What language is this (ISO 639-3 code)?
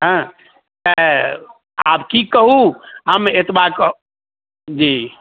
mai